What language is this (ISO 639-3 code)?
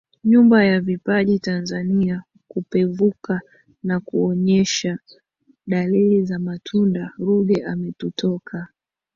swa